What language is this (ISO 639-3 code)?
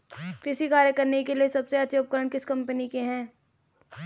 hin